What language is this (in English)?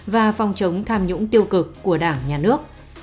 Vietnamese